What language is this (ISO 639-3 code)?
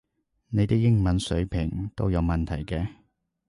yue